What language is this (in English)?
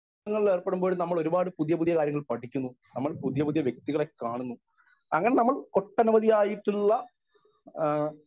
Malayalam